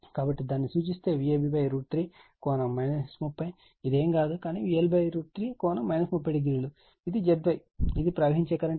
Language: Telugu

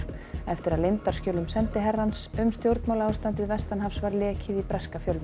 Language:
Icelandic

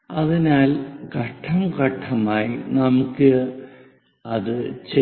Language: Malayalam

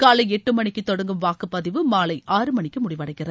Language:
Tamil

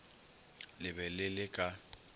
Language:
Northern Sotho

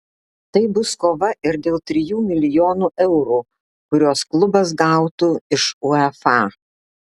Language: Lithuanian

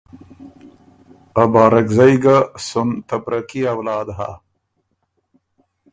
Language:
Ormuri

